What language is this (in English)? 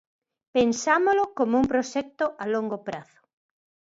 Galician